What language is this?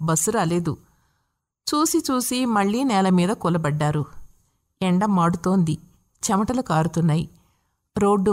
Telugu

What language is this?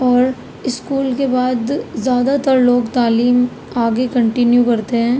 Urdu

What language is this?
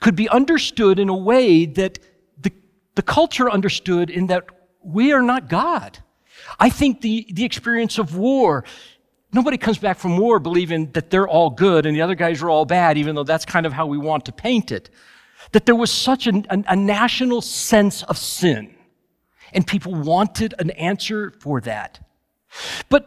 English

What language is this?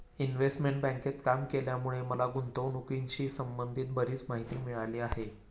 Marathi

